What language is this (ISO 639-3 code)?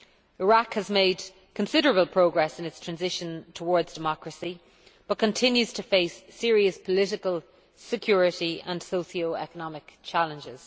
eng